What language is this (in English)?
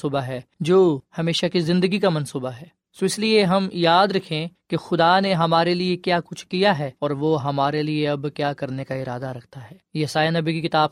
Urdu